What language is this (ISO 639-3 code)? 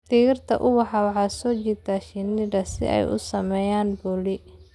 som